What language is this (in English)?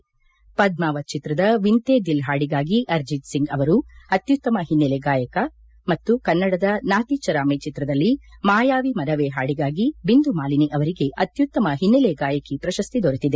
Kannada